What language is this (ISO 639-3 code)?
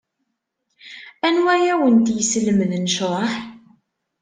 kab